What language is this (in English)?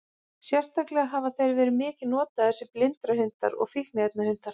Icelandic